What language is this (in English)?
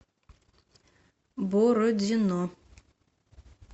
Russian